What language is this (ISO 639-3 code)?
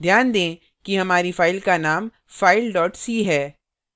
hin